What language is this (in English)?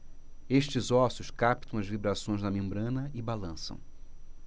Portuguese